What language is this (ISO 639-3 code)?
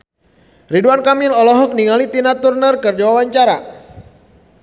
sun